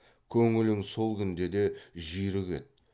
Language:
Kazakh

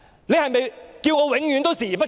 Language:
Cantonese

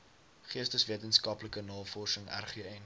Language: Afrikaans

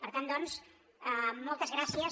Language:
Catalan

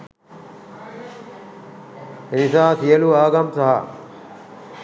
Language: Sinhala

